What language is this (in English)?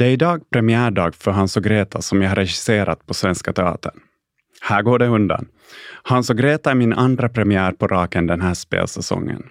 Swedish